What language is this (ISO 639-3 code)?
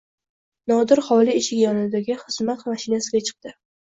uzb